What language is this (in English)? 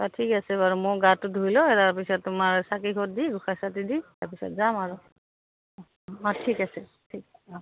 Assamese